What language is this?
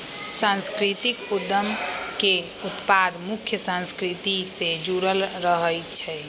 Magahi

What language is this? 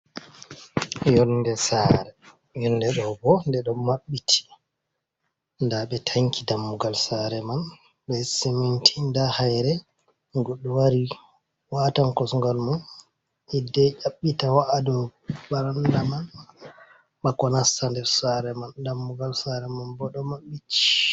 Fula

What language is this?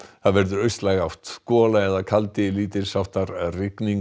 Icelandic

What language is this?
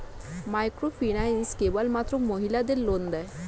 Bangla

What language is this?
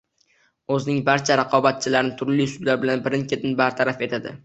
Uzbek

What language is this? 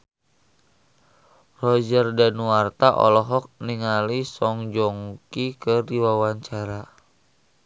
Sundanese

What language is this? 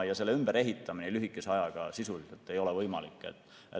Estonian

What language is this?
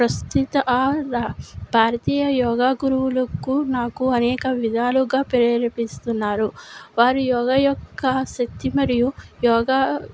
Telugu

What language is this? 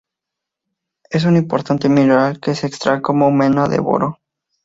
Spanish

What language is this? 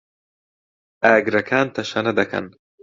Central Kurdish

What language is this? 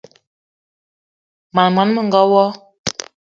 Eton (Cameroon)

